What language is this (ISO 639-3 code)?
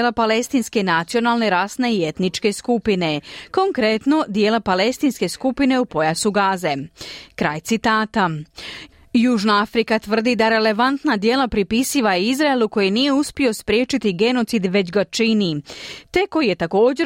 hrv